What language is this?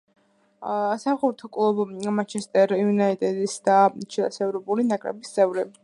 Georgian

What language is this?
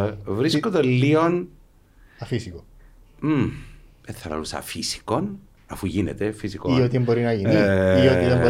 Greek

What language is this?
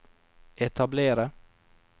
Norwegian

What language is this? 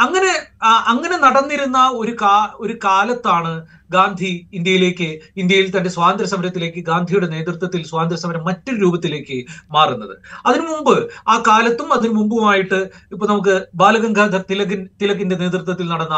Malayalam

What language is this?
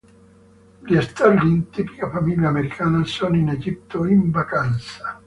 Italian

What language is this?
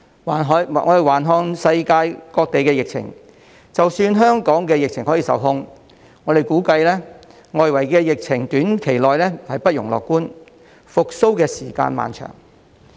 Cantonese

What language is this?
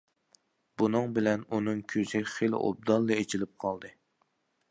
Uyghur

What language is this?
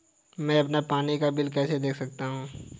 Hindi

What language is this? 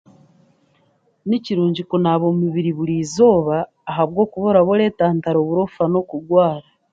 Chiga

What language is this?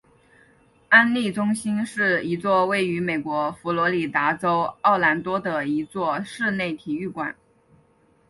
Chinese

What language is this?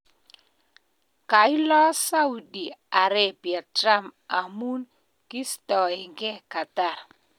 Kalenjin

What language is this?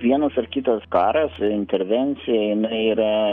Lithuanian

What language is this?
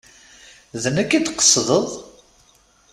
Kabyle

